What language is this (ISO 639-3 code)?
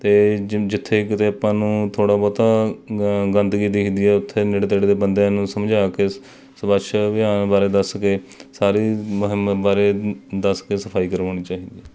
pan